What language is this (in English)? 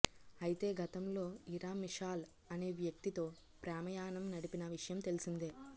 Telugu